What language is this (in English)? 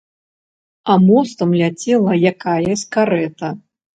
Belarusian